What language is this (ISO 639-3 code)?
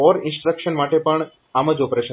guj